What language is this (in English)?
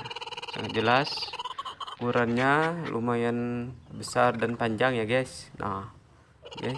Indonesian